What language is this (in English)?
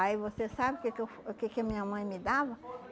Portuguese